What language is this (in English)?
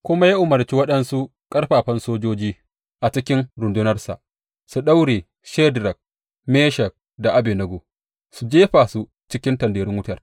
Hausa